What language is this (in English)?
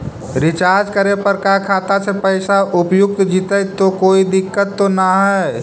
Magahi